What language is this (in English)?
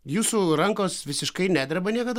Lithuanian